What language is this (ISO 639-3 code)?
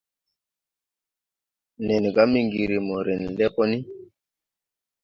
tui